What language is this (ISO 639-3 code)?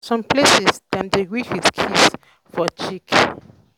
pcm